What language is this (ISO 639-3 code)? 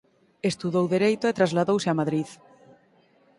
glg